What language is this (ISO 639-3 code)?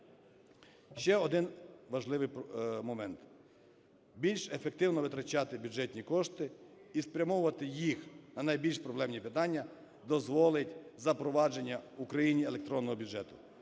ukr